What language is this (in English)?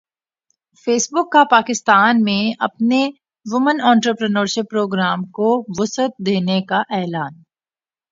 Urdu